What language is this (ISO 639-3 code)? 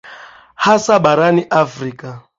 swa